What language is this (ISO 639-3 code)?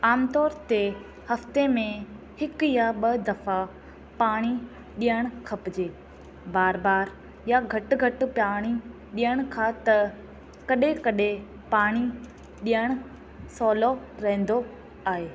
snd